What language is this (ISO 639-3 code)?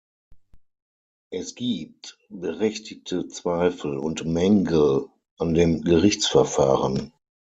deu